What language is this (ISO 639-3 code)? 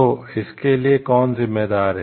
hin